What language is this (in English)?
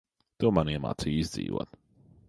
Latvian